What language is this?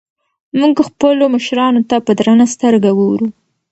Pashto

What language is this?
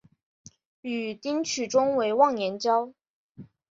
Chinese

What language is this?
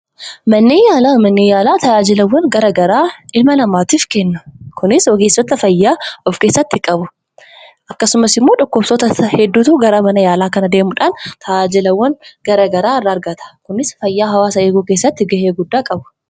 Oromo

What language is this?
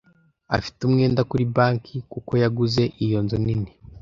Kinyarwanda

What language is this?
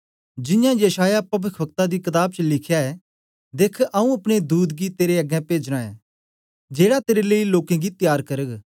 Dogri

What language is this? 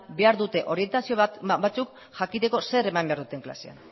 Basque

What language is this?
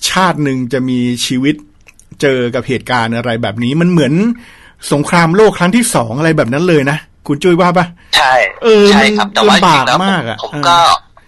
Thai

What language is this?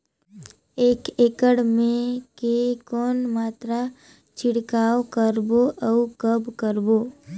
Chhattisgarhi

